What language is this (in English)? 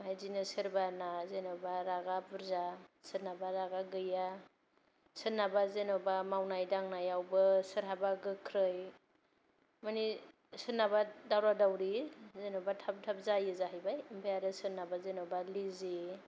Bodo